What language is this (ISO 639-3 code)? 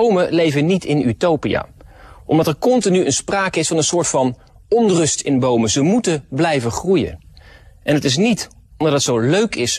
nld